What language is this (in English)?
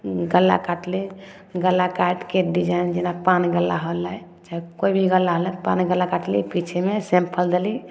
Maithili